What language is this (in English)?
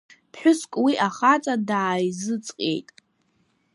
Abkhazian